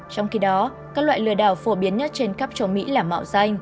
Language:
Vietnamese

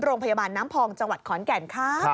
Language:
Thai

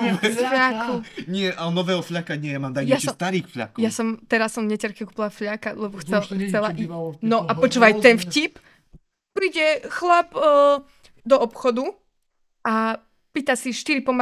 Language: Slovak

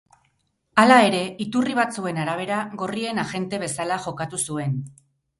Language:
Basque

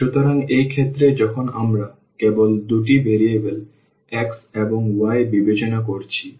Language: Bangla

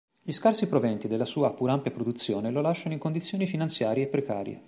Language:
Italian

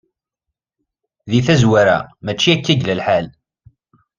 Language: Kabyle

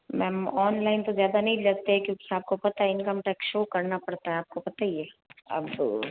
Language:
Hindi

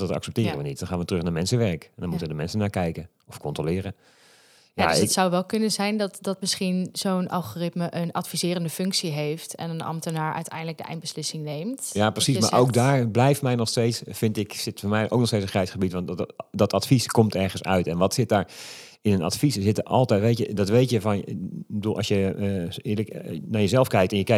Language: Dutch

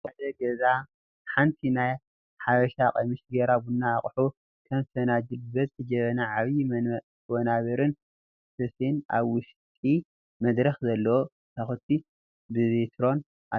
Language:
Tigrinya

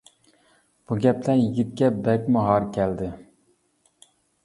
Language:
Uyghur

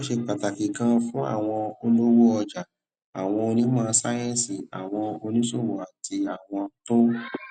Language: Yoruba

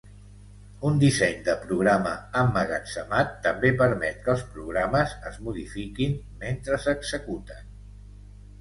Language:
Catalan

